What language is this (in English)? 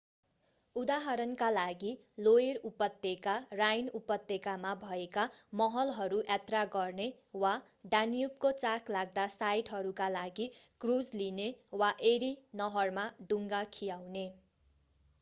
Nepali